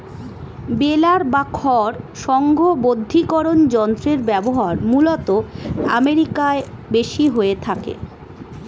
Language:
Bangla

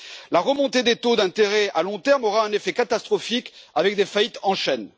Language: French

